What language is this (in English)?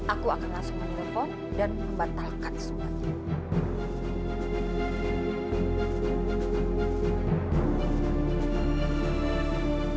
Indonesian